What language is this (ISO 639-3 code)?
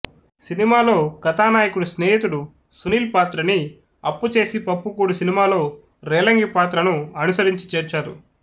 tel